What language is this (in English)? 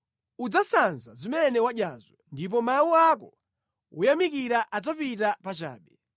Nyanja